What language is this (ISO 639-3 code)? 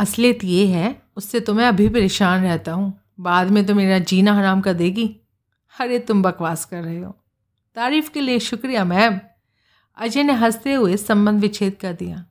hin